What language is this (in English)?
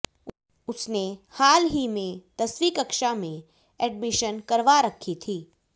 Hindi